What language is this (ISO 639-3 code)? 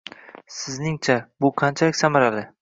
uzb